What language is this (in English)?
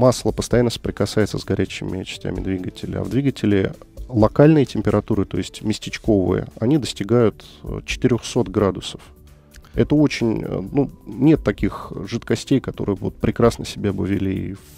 Russian